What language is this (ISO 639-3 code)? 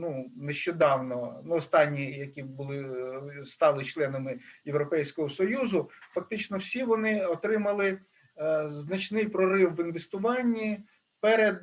ukr